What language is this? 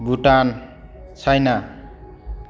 Bodo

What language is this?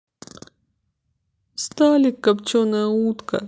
Russian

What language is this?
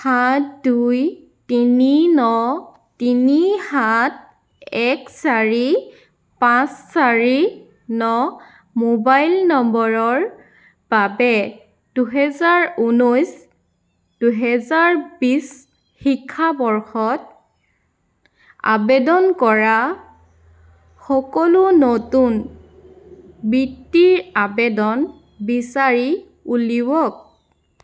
Assamese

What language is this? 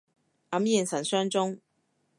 Cantonese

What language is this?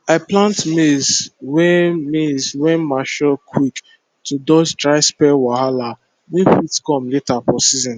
Nigerian Pidgin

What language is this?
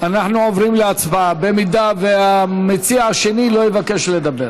Hebrew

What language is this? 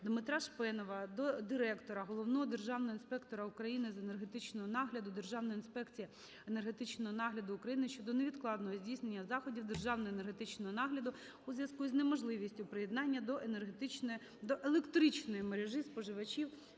Ukrainian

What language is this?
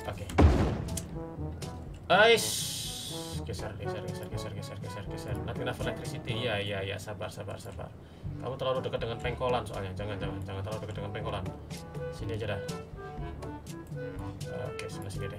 Indonesian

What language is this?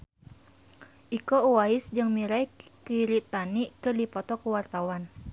Sundanese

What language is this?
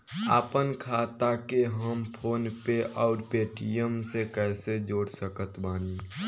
Bhojpuri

